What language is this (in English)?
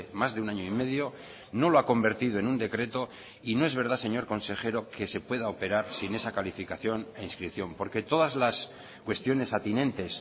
Spanish